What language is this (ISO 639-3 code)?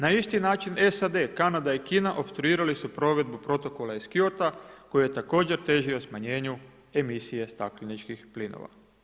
hrv